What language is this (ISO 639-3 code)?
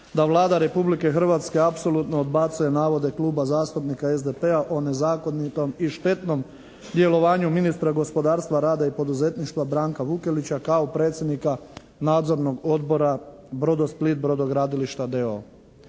hrv